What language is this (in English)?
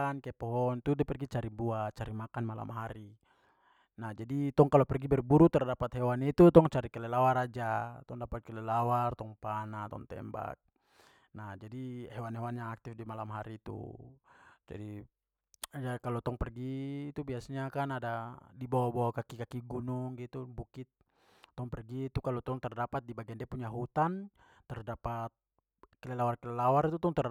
Papuan Malay